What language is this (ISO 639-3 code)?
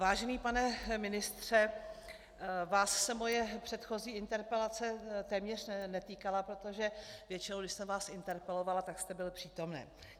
ces